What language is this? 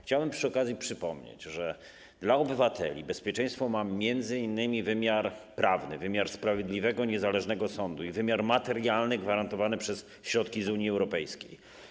Polish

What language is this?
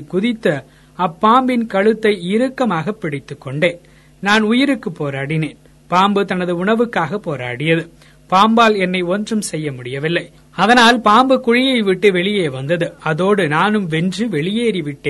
Tamil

